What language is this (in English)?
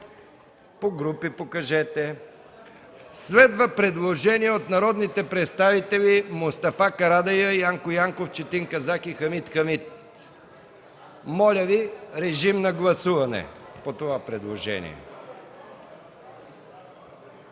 Bulgarian